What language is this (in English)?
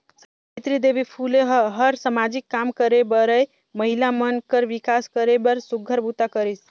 Chhattisgarhi